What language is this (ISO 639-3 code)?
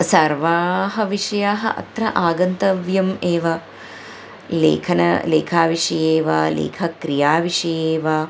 san